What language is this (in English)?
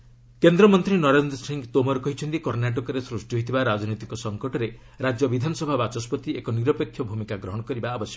Odia